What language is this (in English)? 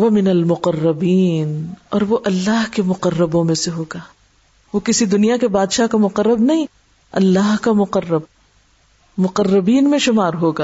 Urdu